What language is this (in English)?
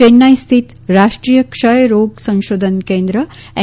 Gujarati